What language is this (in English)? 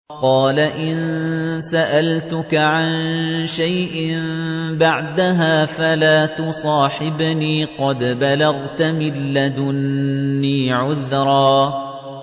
Arabic